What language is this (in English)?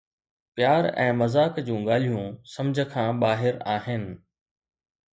Sindhi